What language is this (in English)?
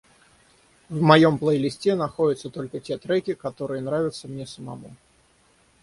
Russian